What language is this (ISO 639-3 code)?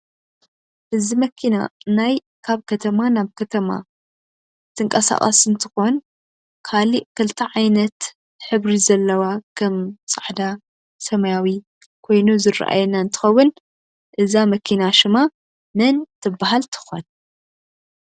tir